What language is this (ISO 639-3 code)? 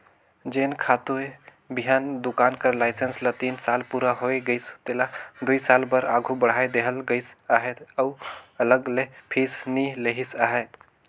hne